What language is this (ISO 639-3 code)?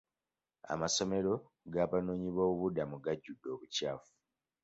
lug